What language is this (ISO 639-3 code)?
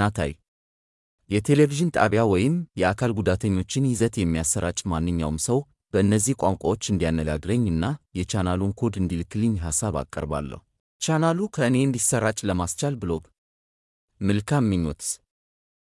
amh